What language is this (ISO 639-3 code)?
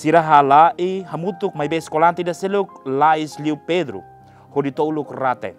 ind